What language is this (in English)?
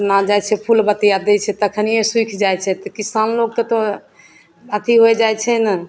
Maithili